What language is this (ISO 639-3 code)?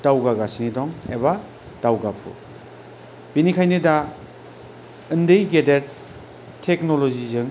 brx